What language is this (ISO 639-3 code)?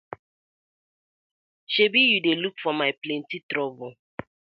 pcm